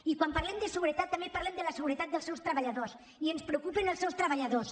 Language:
Catalan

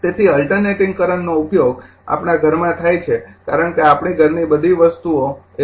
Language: Gujarati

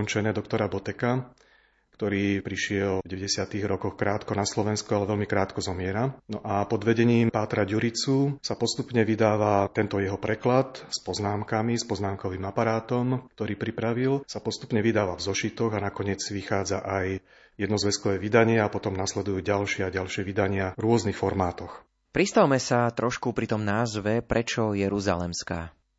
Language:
Slovak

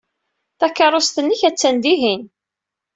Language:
Kabyle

